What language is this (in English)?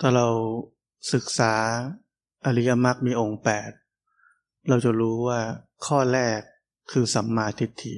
Thai